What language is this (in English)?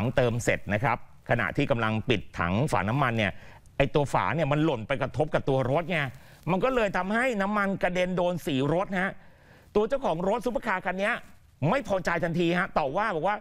Thai